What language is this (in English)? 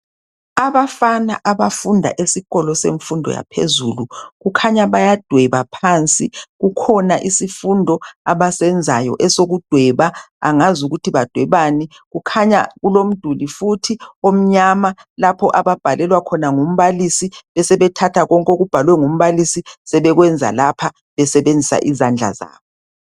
North Ndebele